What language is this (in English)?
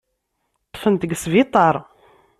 Kabyle